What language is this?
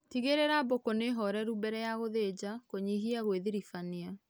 Kikuyu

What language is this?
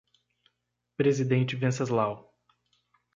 Portuguese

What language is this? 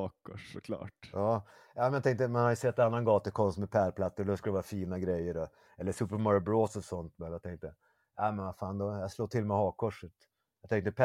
Swedish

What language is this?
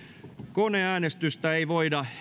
Finnish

